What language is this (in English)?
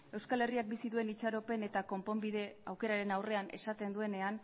Basque